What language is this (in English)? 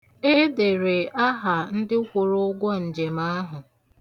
Igbo